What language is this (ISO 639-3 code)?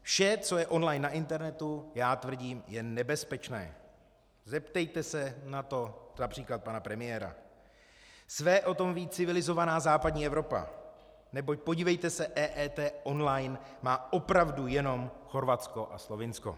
ces